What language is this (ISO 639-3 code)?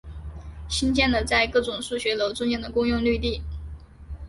zho